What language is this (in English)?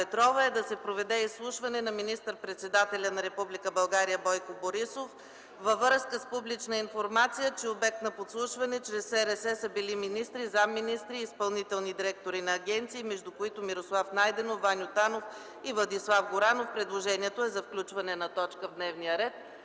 Bulgarian